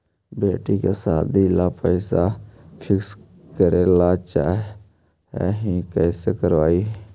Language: Magahi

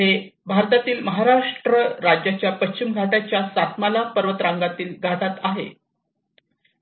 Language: Marathi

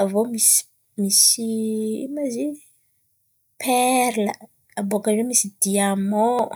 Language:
Antankarana Malagasy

